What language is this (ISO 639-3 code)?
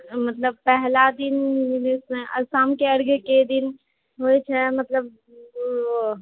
mai